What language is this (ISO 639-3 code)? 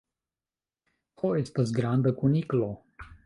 epo